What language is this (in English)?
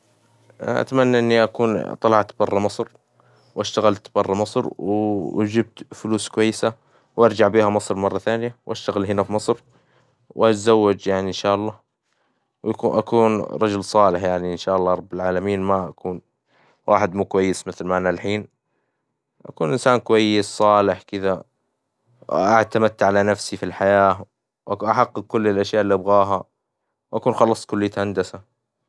Hijazi Arabic